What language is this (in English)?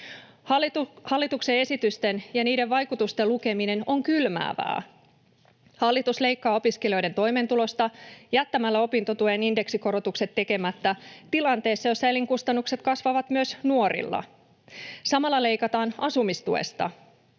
Finnish